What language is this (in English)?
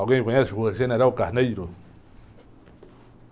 Portuguese